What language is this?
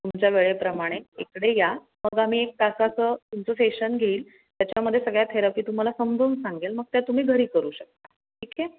Marathi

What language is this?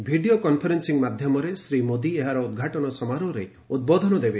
Odia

